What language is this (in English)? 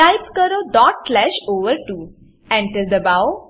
Gujarati